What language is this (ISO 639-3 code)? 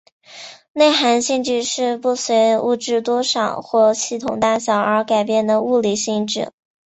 zho